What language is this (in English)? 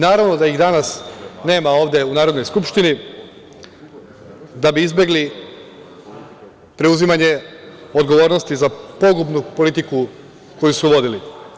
Serbian